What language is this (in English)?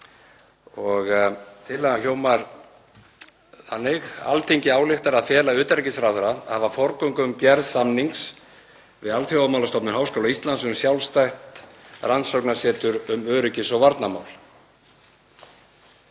Icelandic